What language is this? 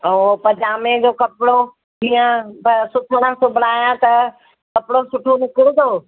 Sindhi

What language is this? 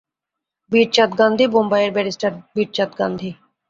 Bangla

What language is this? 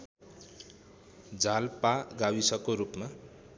Nepali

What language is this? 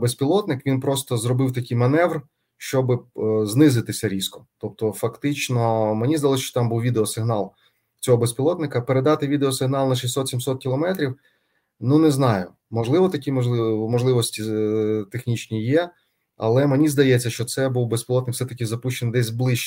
Ukrainian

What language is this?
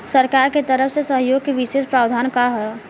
Bhojpuri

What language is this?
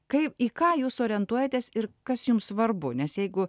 Lithuanian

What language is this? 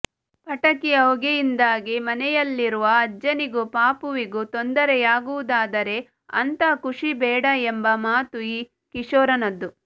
Kannada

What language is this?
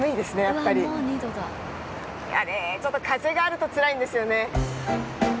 Japanese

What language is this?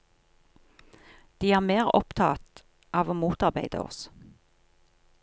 Norwegian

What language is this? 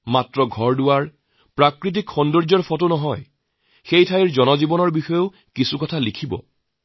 Assamese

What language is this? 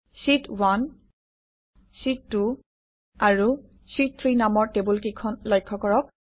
Assamese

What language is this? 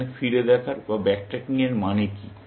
Bangla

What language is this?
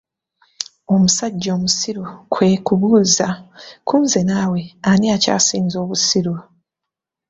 Ganda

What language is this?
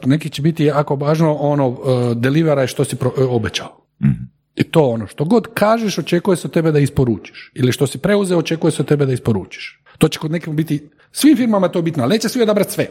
Croatian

